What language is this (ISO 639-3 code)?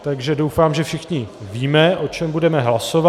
ces